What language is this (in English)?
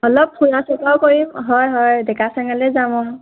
Assamese